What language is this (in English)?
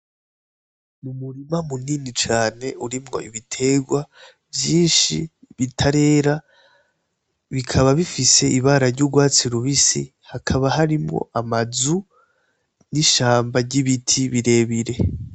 Rundi